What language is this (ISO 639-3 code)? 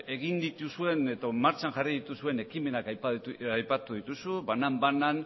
eus